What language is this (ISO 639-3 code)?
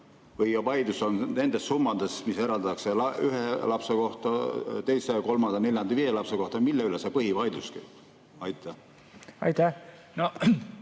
est